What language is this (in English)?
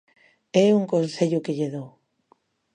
Galician